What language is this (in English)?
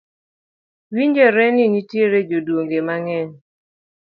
Luo (Kenya and Tanzania)